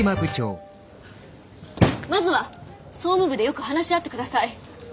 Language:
Japanese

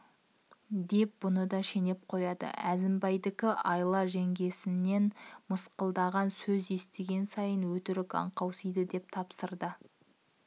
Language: Kazakh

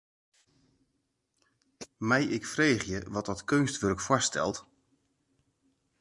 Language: Western Frisian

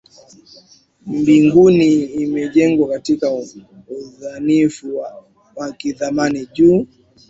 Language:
Swahili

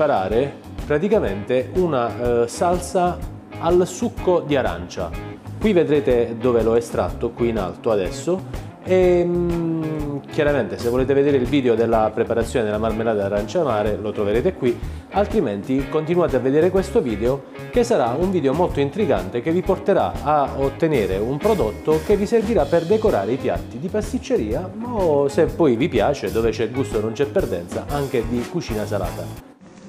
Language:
Italian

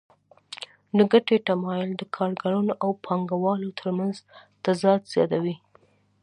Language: Pashto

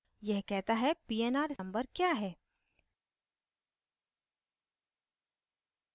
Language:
Hindi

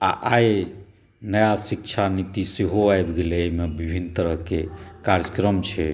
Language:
Maithili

